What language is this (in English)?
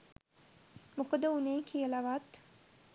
Sinhala